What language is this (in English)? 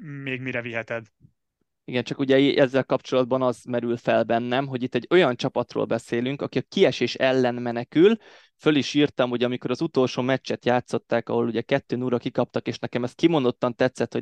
Hungarian